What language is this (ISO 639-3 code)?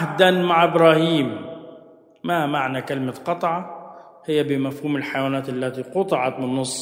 ara